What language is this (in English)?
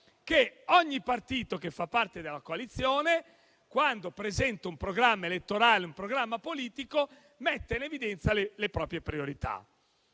Italian